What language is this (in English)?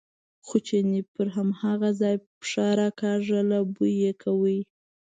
Pashto